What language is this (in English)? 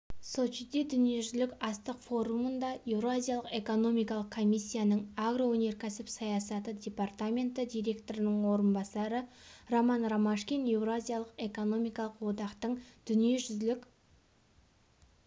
Kazakh